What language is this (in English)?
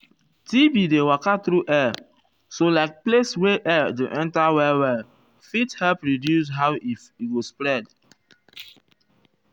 Nigerian Pidgin